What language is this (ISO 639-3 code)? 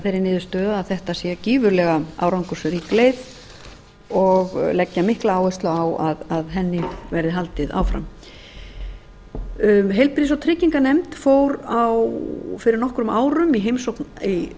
isl